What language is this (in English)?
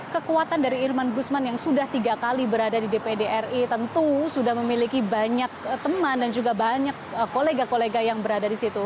Indonesian